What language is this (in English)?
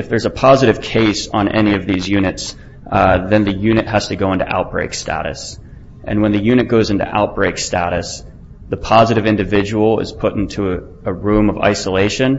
English